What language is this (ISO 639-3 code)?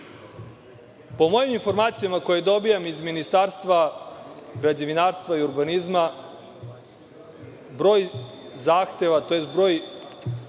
srp